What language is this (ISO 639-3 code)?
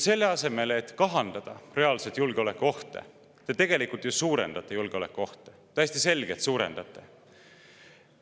est